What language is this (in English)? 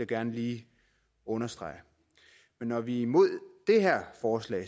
Danish